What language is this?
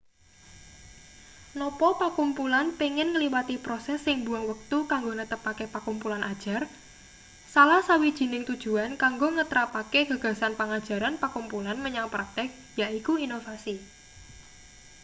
Javanese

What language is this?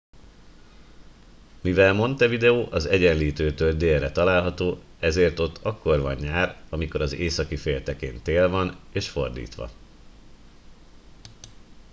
Hungarian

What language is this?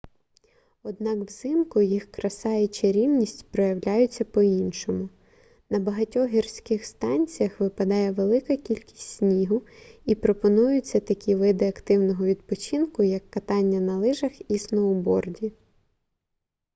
Ukrainian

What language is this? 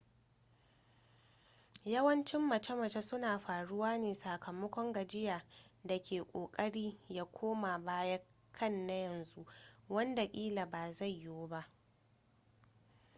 Hausa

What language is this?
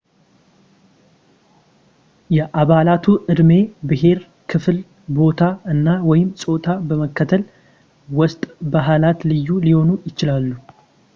Amharic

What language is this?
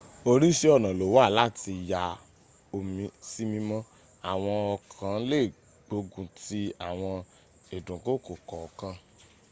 Yoruba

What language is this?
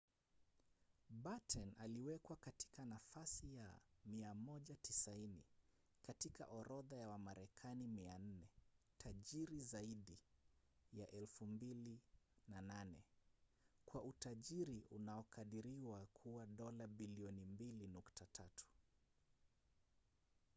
Swahili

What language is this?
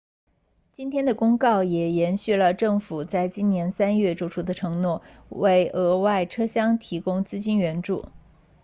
Chinese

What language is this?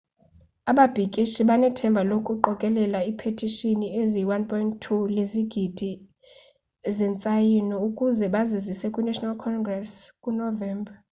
Xhosa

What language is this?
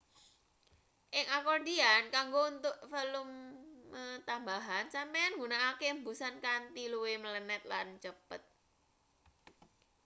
Javanese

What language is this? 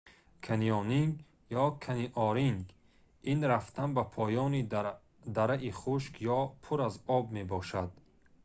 Tajik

